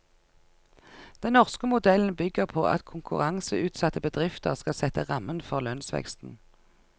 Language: Norwegian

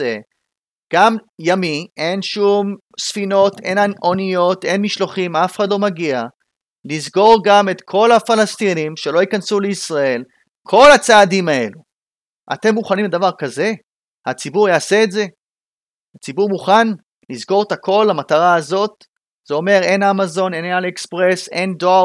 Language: Hebrew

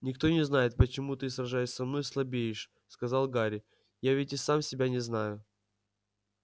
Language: Russian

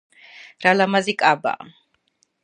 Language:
Georgian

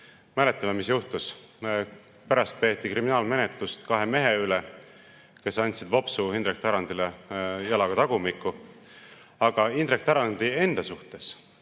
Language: Estonian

